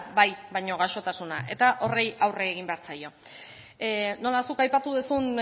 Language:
Basque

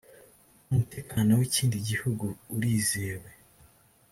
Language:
Kinyarwanda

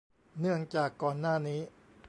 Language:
Thai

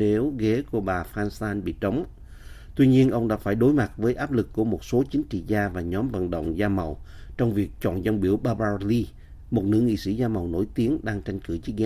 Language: Vietnamese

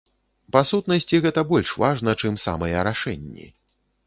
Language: Belarusian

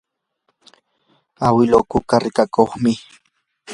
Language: Yanahuanca Pasco Quechua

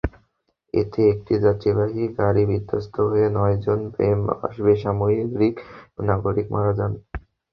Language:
Bangla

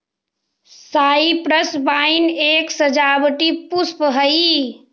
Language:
Magahi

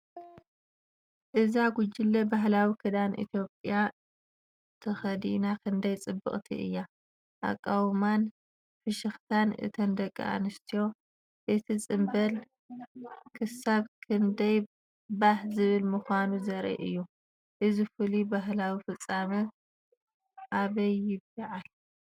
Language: Tigrinya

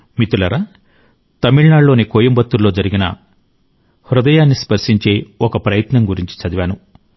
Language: Telugu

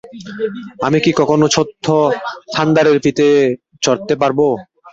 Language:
Bangla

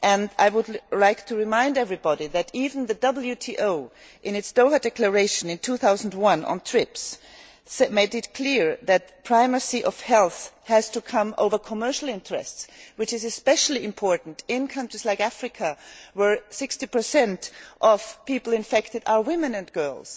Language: English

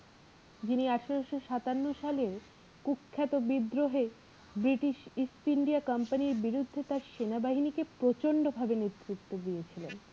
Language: Bangla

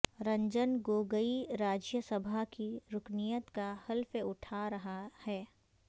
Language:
Urdu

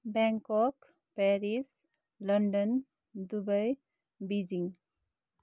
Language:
Nepali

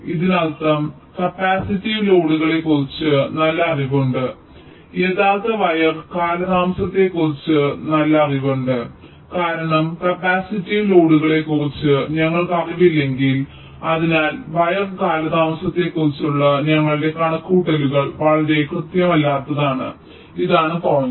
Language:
Malayalam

